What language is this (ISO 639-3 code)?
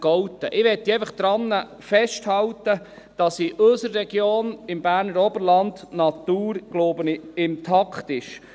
gsw